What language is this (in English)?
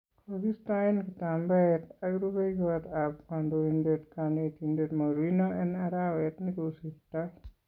Kalenjin